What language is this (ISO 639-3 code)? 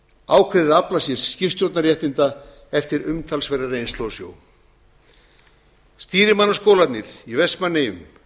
isl